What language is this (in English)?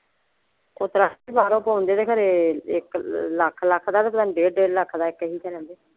Punjabi